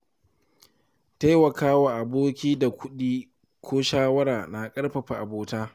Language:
Hausa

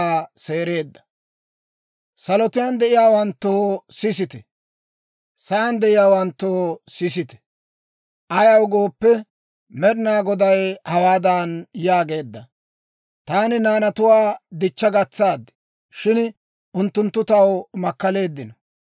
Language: Dawro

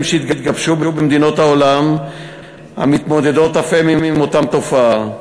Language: Hebrew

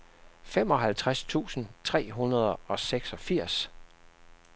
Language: Danish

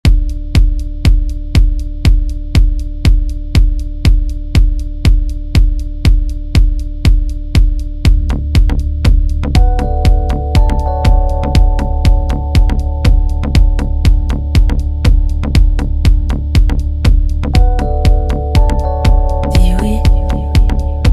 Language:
French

